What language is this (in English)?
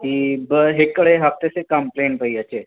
Sindhi